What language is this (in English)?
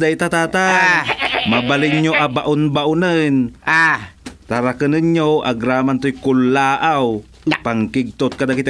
Filipino